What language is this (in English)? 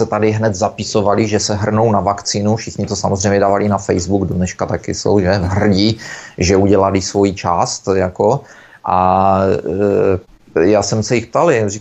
Czech